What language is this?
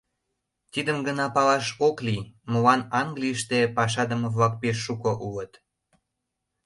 Mari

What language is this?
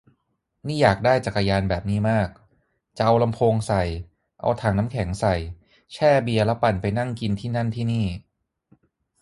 Thai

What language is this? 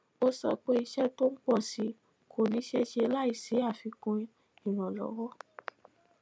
Yoruba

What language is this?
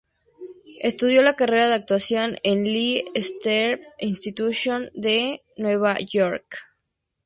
Spanish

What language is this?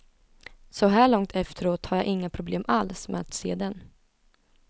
Swedish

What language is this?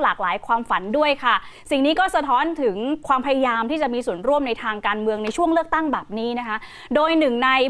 Thai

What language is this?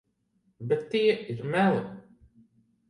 Latvian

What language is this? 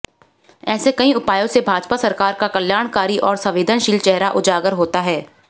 Hindi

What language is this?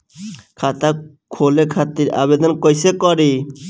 Bhojpuri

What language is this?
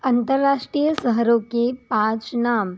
Hindi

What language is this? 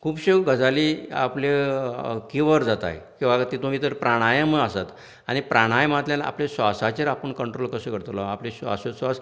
Konkani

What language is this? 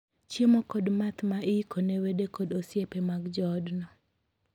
Luo (Kenya and Tanzania)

